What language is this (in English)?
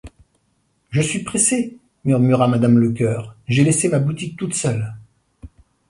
French